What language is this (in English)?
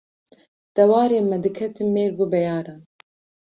Kurdish